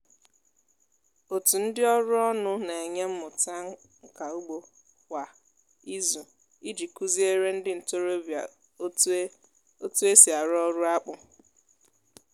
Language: Igbo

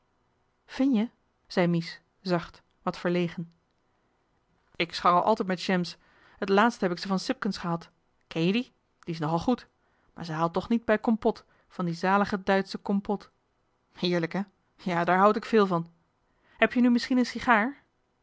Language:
Dutch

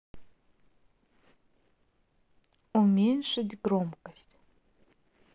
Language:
Russian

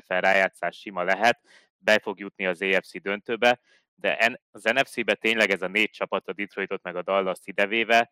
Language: Hungarian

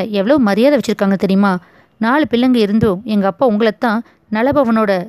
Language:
Tamil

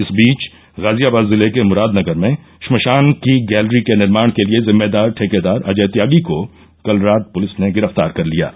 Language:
Hindi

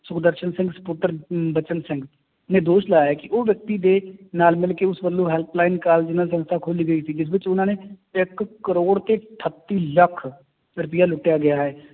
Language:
Punjabi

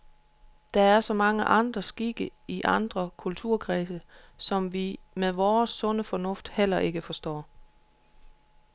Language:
Danish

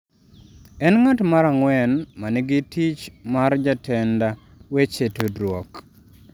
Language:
Luo (Kenya and Tanzania)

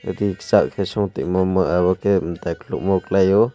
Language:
Kok Borok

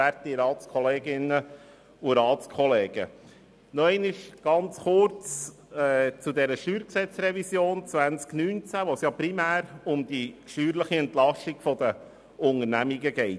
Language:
Swiss German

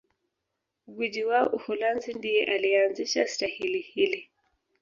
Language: Swahili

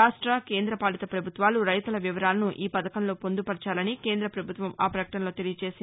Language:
Telugu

